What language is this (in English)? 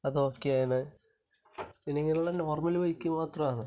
Malayalam